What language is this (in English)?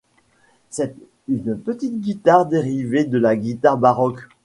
French